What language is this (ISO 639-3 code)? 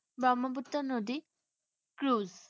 asm